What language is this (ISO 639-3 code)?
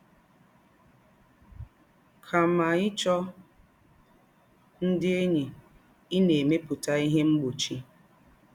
ibo